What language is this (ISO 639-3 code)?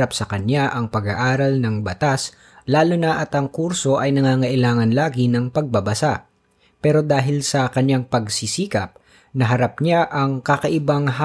fil